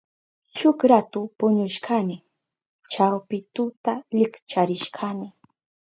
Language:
Southern Pastaza Quechua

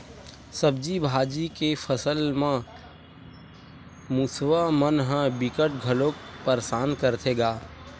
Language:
Chhattisgarhi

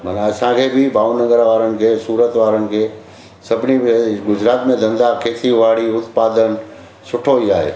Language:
Sindhi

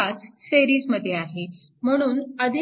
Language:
Marathi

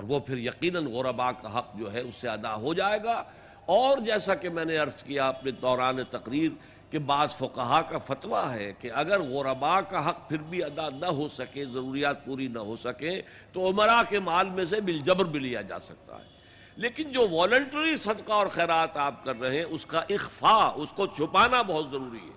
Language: Urdu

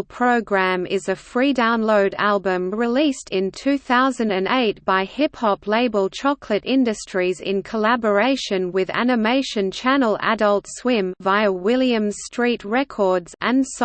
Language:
English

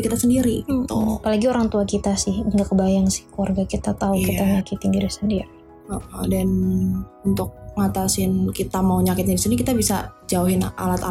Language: Indonesian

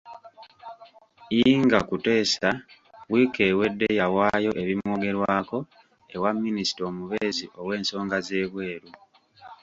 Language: Ganda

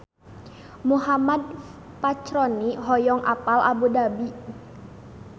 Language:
Sundanese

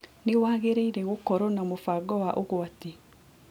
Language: Kikuyu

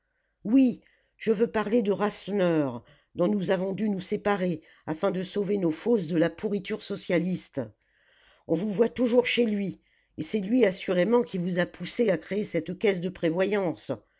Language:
French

